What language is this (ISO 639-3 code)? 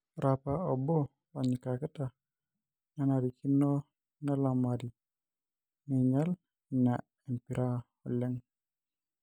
mas